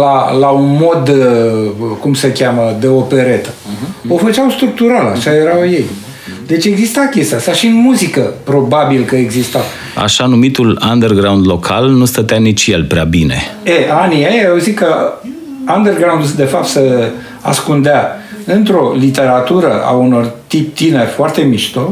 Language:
Romanian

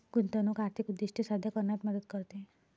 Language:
Marathi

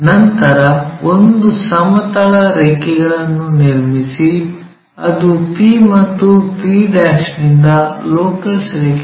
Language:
Kannada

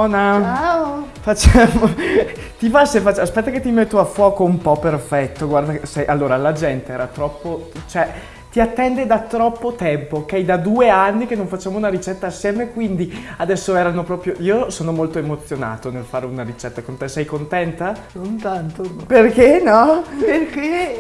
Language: Italian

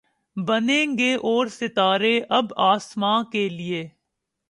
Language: Urdu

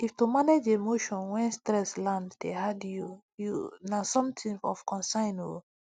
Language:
Nigerian Pidgin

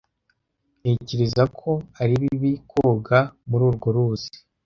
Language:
Kinyarwanda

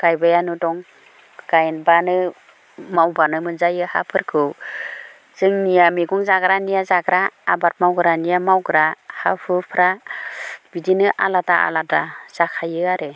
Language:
Bodo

